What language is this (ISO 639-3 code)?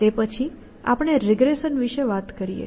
guj